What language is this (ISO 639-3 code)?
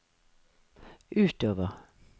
nor